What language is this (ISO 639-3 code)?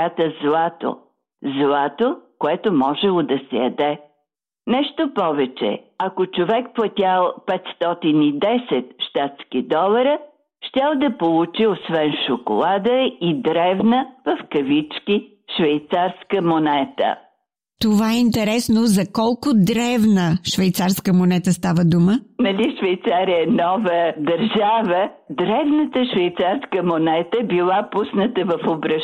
bul